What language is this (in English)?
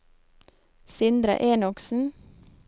Norwegian